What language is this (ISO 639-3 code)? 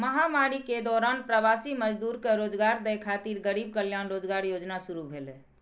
mai